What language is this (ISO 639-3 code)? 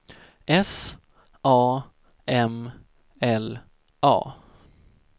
swe